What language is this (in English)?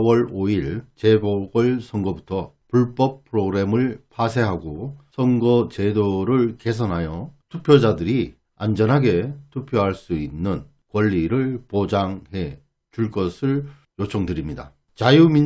Korean